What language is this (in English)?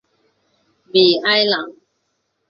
Chinese